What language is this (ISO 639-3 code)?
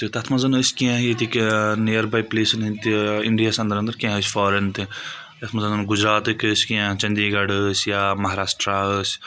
kas